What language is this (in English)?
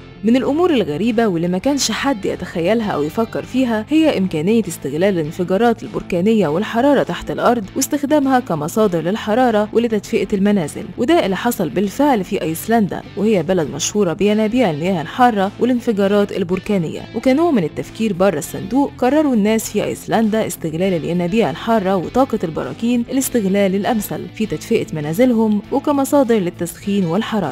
Arabic